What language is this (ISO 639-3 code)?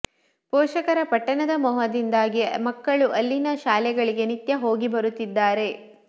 kan